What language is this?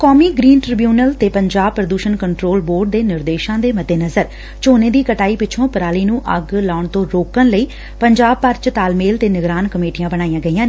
Punjabi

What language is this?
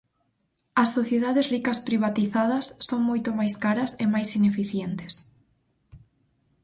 Galician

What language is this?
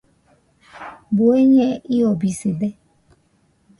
Nüpode Huitoto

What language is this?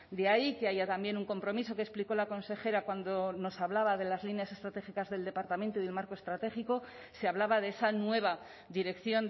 Spanish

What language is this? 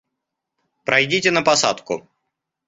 Russian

